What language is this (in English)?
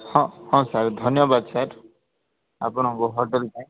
Odia